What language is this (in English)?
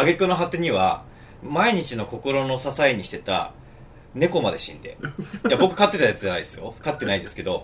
Japanese